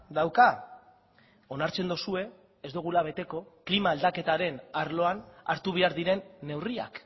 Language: Basque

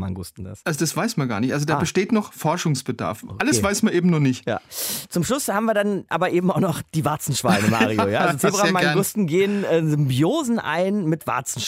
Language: German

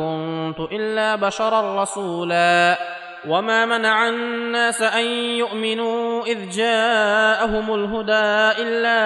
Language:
Arabic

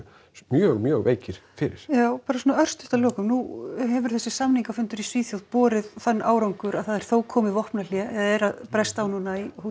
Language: Icelandic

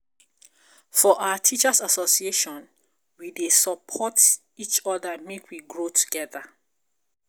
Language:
Nigerian Pidgin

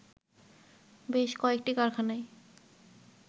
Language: Bangla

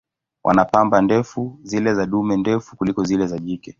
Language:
Swahili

